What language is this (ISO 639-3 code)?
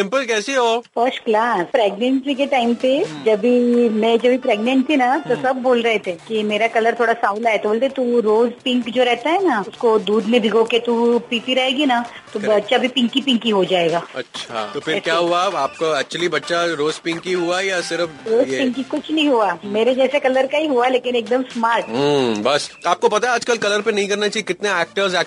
hin